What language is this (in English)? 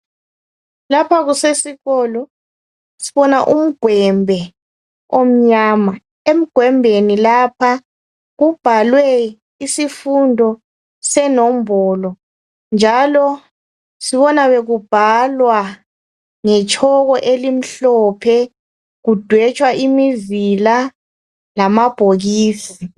North Ndebele